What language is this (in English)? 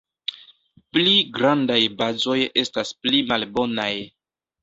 Esperanto